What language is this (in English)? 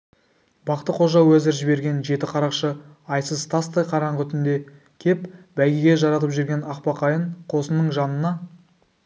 Kazakh